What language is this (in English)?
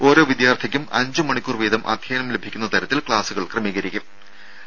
Malayalam